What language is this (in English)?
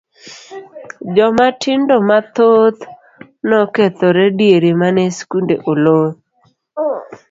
Luo (Kenya and Tanzania)